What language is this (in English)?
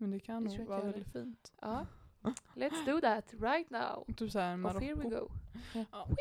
Swedish